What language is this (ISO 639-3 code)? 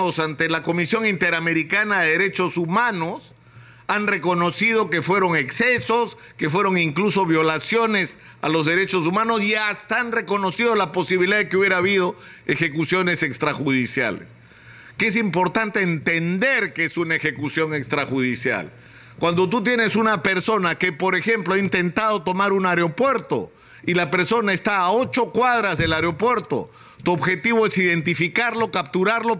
spa